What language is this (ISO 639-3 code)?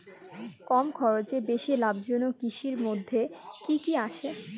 ben